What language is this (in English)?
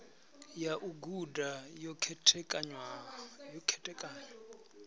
Venda